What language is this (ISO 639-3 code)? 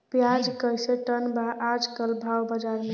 bho